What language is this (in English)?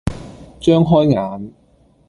Cantonese